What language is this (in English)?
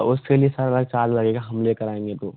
Hindi